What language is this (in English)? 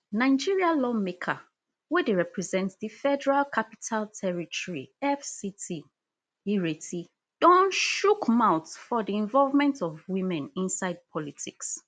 Nigerian Pidgin